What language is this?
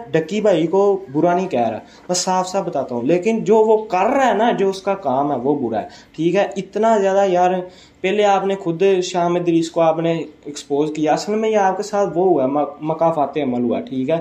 Urdu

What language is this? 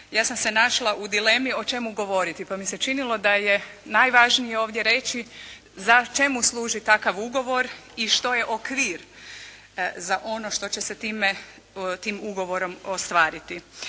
Croatian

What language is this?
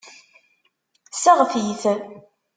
Kabyle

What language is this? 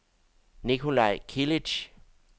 Danish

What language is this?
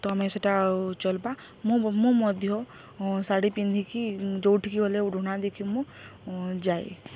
Odia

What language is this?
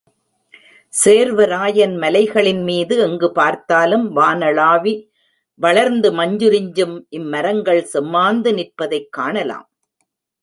Tamil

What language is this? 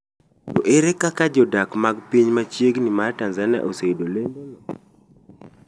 Luo (Kenya and Tanzania)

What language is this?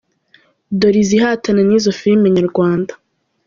Kinyarwanda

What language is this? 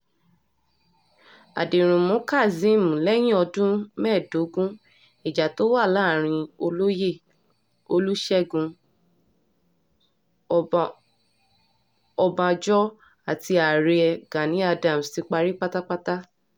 Yoruba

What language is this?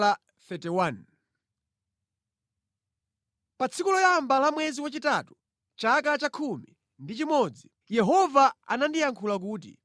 Nyanja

